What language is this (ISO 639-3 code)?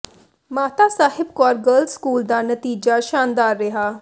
pan